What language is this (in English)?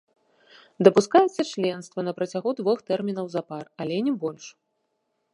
Belarusian